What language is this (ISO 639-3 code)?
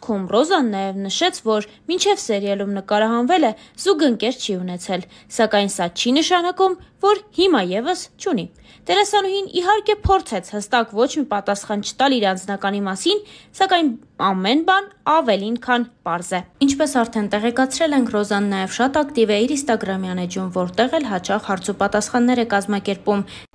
ron